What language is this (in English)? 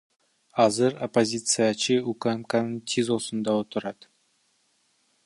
Kyrgyz